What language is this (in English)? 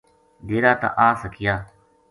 Gujari